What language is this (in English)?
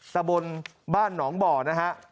Thai